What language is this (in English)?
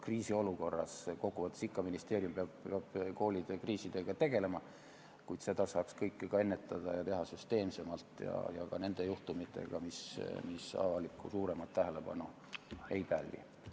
Estonian